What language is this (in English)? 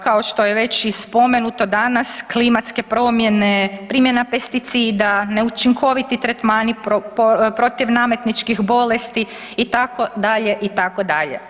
Croatian